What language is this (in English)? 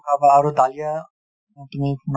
Assamese